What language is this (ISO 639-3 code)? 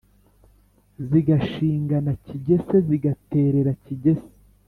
kin